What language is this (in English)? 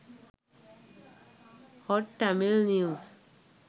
Sinhala